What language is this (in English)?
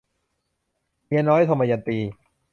Thai